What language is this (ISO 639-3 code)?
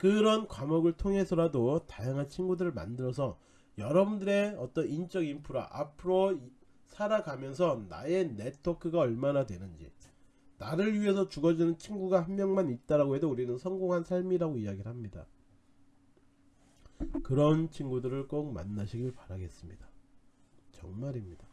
kor